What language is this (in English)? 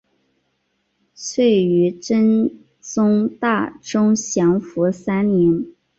Chinese